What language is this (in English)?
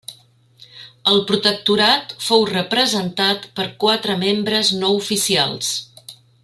Catalan